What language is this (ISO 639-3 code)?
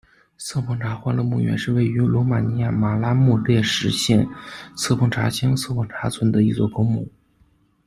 zho